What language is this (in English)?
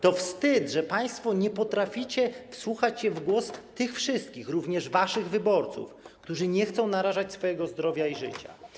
Polish